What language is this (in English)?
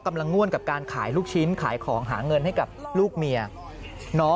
Thai